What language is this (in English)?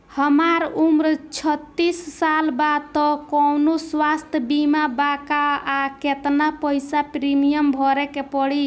Bhojpuri